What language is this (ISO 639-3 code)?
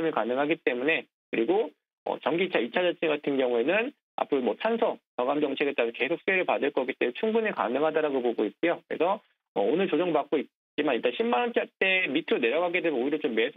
kor